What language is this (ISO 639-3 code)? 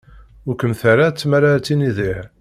kab